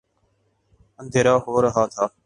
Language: Urdu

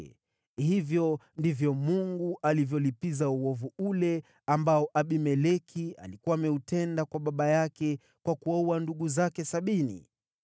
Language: Swahili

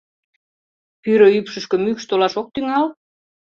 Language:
Mari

